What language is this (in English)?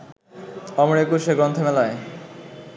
Bangla